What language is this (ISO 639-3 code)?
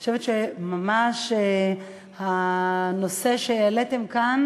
heb